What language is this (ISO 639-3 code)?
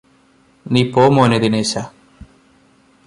mal